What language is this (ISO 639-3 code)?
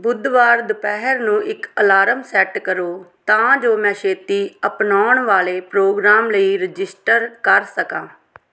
pan